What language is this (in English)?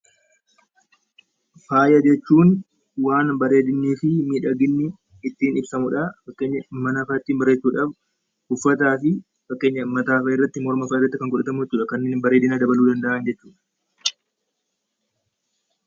Oromo